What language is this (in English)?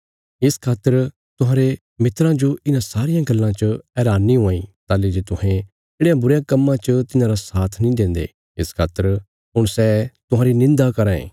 Bilaspuri